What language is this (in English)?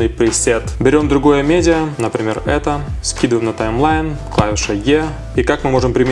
Russian